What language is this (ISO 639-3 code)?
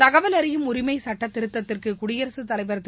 tam